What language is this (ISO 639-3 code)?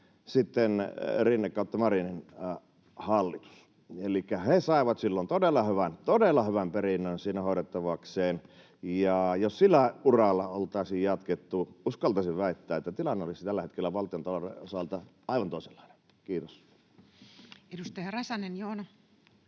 fin